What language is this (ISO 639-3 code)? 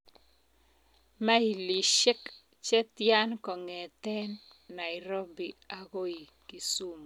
kln